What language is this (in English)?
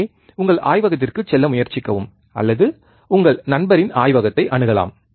Tamil